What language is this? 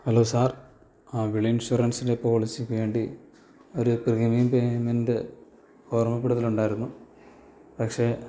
Malayalam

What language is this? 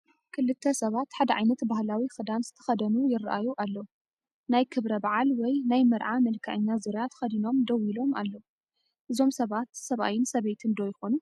Tigrinya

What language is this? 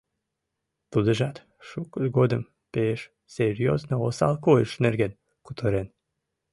Mari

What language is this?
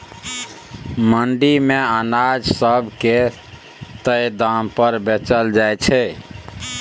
Maithili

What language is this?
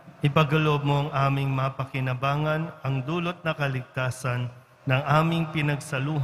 Filipino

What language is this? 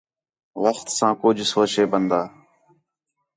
Khetrani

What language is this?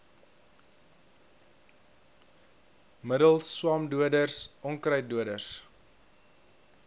Afrikaans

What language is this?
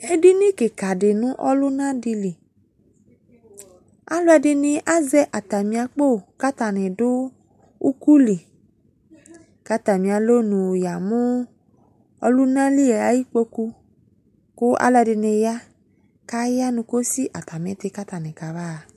Ikposo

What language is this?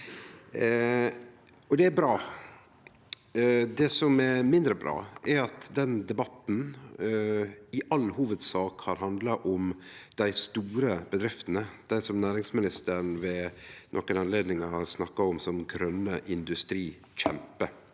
Norwegian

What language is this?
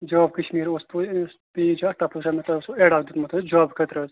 Kashmiri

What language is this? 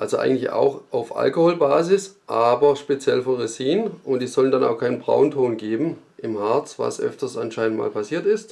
German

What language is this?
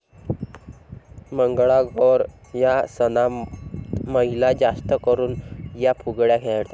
Marathi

